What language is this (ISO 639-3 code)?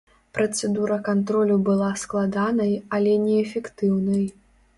bel